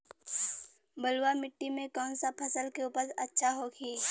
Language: Bhojpuri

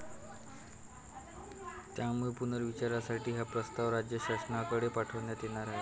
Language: Marathi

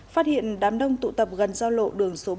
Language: Vietnamese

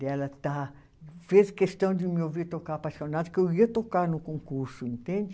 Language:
Portuguese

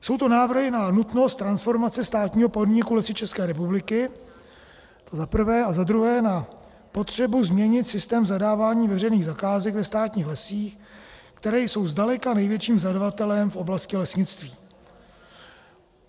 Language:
Czech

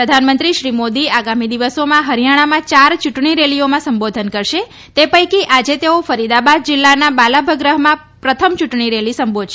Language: Gujarati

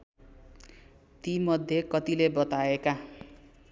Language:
Nepali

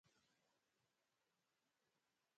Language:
Khetrani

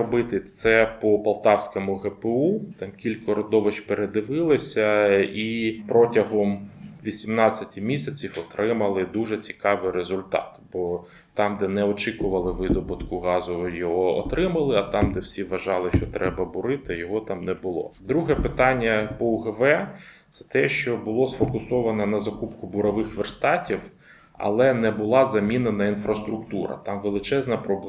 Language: Ukrainian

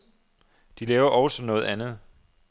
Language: Danish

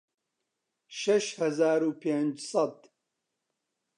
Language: Central Kurdish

